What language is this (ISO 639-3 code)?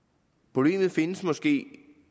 dan